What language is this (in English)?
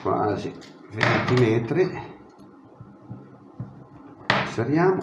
Italian